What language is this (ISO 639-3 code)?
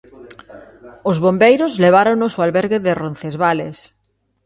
glg